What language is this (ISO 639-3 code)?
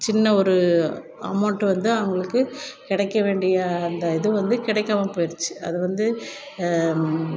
tam